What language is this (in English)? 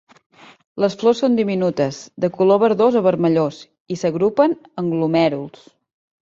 Catalan